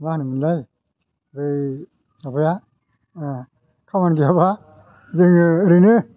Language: Bodo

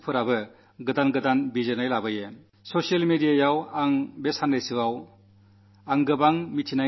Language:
Malayalam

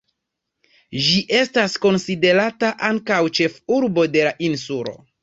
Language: Esperanto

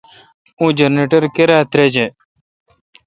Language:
Kalkoti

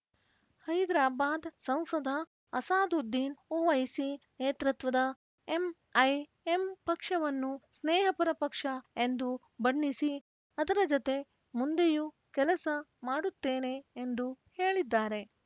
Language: Kannada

